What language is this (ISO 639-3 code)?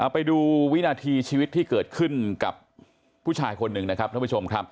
tha